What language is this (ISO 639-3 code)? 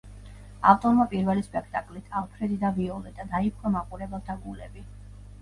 kat